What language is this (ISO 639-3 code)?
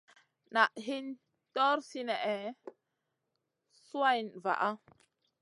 mcn